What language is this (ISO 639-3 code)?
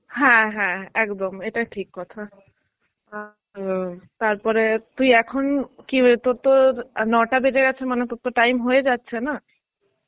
ben